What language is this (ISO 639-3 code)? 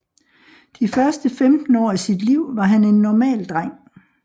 dan